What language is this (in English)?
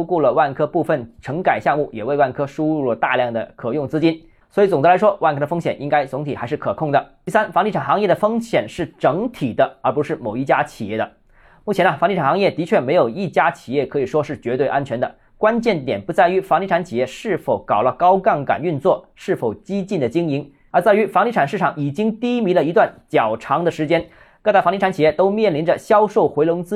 Chinese